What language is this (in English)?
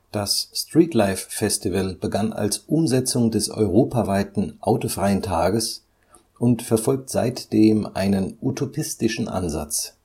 German